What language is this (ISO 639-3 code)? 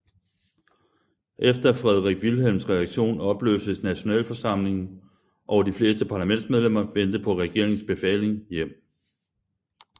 dan